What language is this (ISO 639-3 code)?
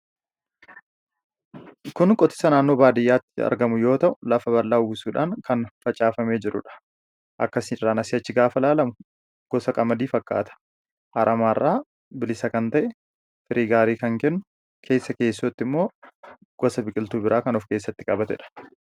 orm